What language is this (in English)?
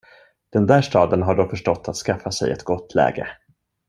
Swedish